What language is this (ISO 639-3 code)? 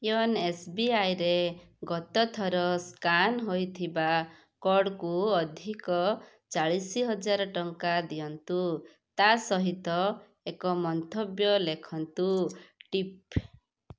ori